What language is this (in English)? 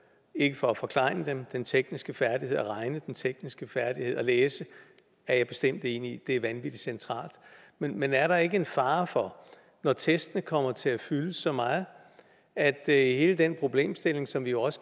Danish